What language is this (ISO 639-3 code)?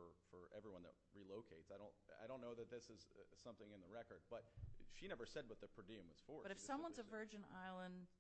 eng